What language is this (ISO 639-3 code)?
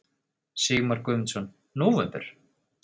isl